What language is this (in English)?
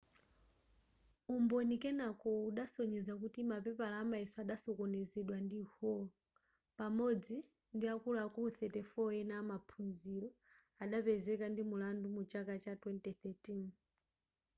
Nyanja